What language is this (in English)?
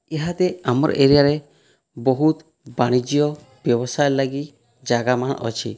Odia